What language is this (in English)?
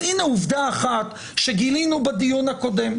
Hebrew